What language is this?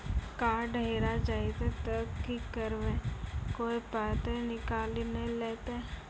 Maithili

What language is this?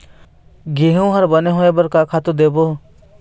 Chhattisgarhi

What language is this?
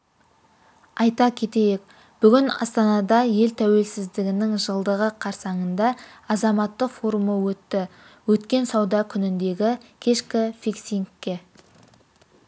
Kazakh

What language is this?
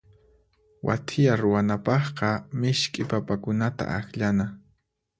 Puno Quechua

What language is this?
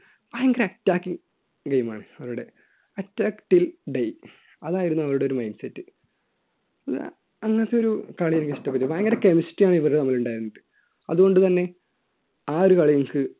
Malayalam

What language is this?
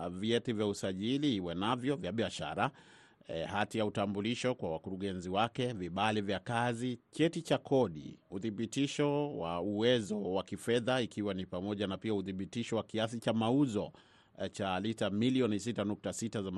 Swahili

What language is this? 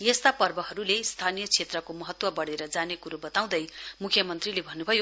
Nepali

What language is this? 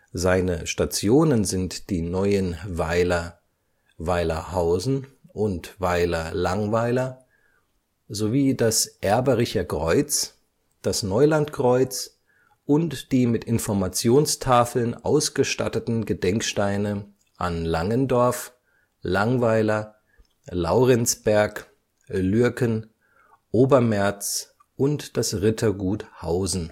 German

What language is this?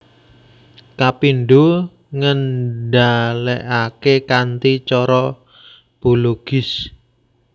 Javanese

